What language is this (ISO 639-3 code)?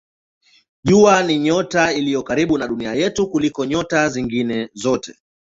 swa